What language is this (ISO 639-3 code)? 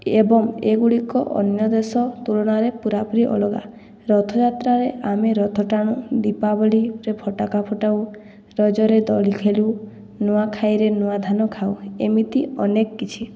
ori